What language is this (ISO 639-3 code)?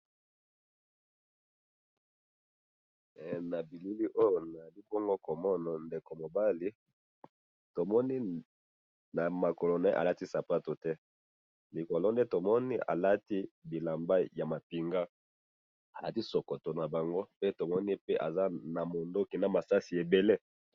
lin